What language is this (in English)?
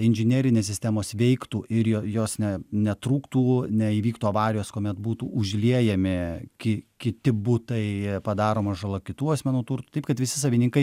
Lithuanian